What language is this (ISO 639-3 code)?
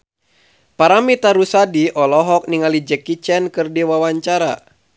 sun